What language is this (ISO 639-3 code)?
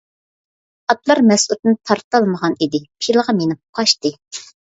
uig